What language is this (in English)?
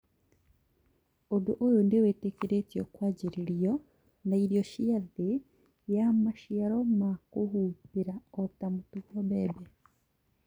Kikuyu